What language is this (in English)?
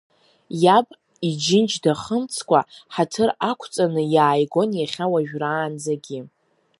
Abkhazian